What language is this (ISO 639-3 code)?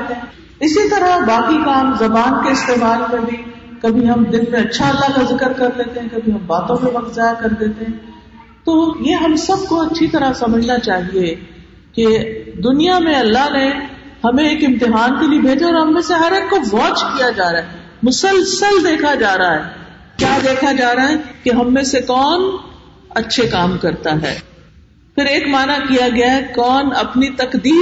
urd